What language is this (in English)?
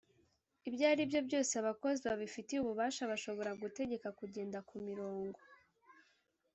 Kinyarwanda